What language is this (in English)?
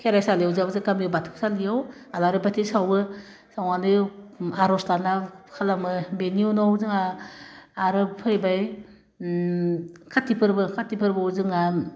Bodo